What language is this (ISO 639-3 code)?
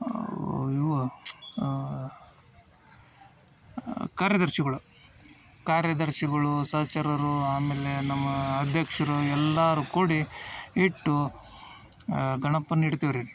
kan